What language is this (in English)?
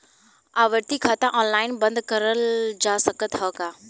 Bhojpuri